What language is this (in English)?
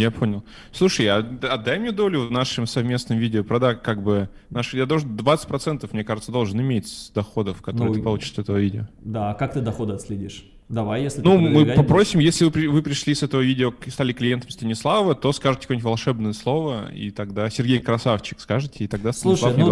Russian